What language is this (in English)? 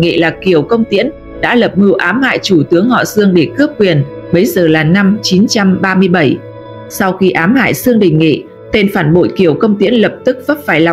Vietnamese